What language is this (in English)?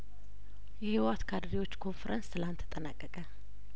Amharic